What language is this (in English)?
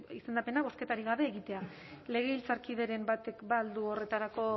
Basque